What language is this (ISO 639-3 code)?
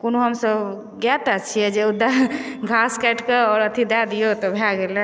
mai